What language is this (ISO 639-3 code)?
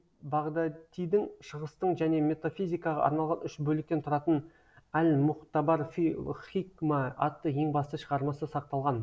kaz